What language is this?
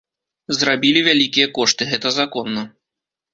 Belarusian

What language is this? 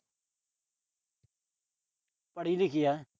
Punjabi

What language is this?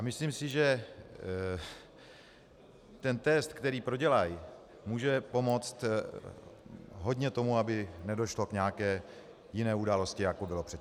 Czech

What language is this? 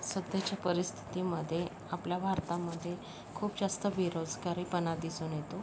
Marathi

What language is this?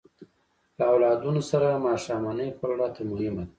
Pashto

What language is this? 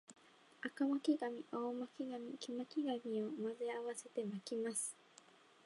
Japanese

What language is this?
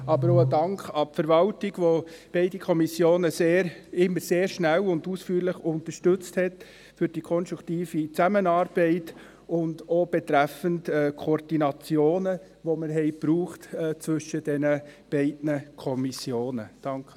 Swiss German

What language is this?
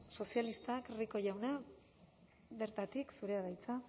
Basque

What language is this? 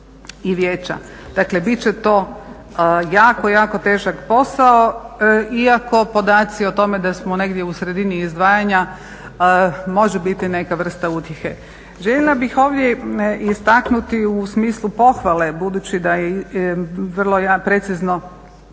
Croatian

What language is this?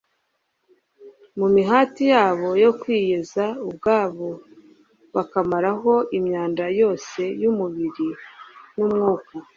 Kinyarwanda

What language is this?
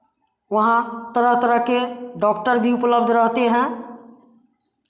Hindi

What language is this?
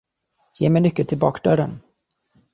Swedish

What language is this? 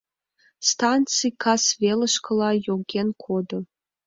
Mari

